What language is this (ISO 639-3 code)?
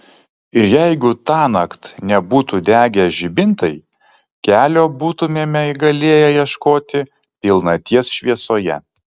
lit